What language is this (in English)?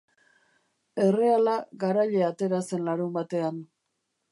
Basque